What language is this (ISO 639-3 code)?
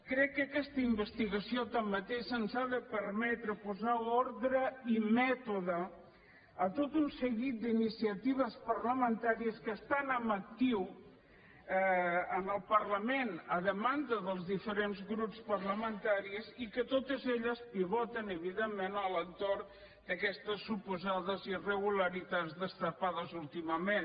cat